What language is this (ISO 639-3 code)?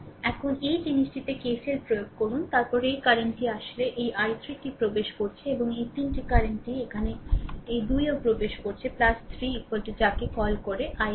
ben